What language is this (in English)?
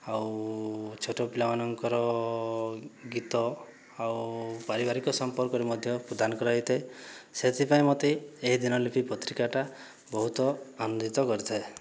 Odia